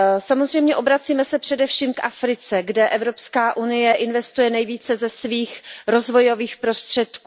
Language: Czech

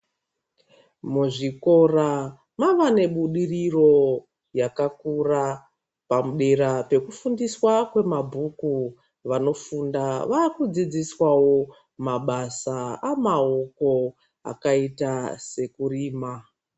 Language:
Ndau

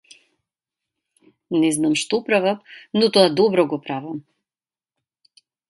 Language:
Macedonian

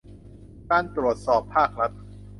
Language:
Thai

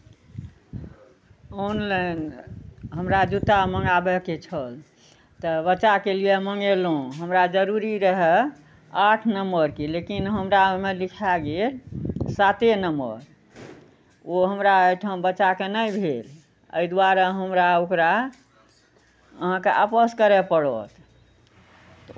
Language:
Maithili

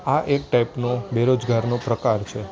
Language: Gujarati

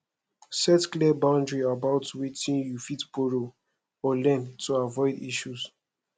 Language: Nigerian Pidgin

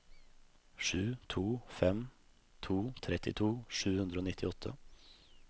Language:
Norwegian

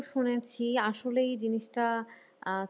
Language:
Bangla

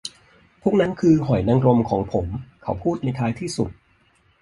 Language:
Thai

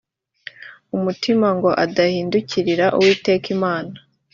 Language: Kinyarwanda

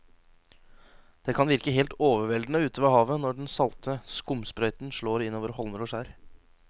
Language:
Norwegian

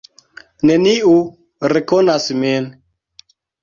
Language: Esperanto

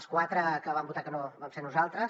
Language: Catalan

